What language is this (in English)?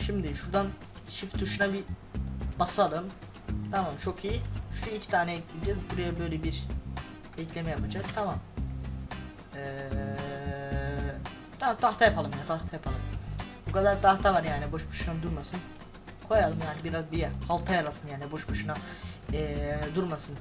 Turkish